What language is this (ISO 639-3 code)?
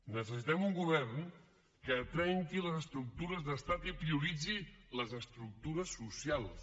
cat